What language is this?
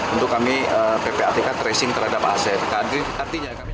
Indonesian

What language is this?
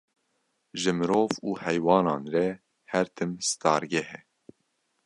Kurdish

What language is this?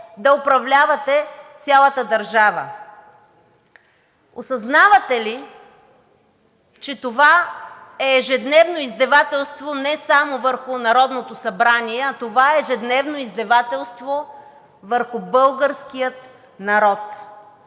Bulgarian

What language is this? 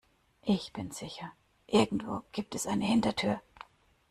German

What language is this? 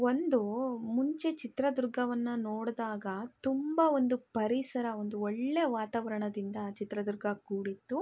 Kannada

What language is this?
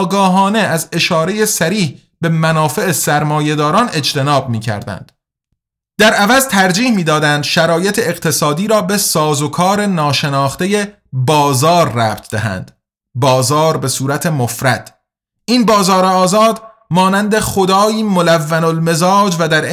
Persian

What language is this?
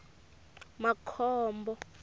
Tsonga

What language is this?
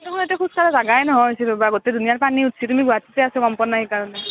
Assamese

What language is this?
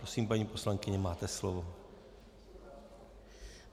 Czech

